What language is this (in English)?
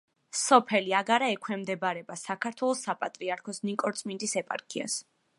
Georgian